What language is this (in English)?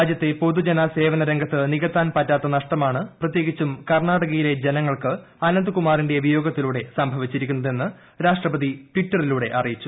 Malayalam